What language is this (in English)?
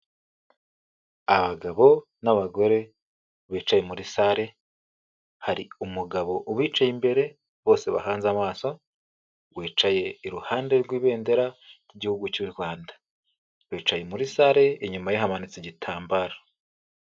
Kinyarwanda